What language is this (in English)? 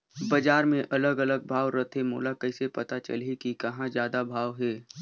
Chhattisgarhi